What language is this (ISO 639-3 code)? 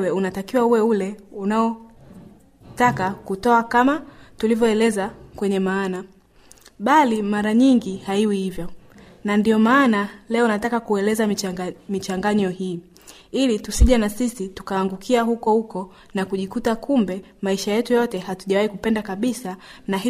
swa